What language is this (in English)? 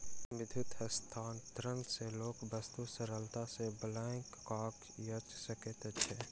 Maithili